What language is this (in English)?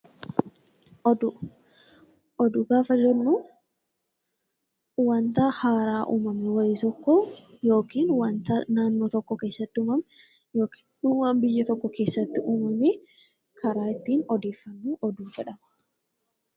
Oromo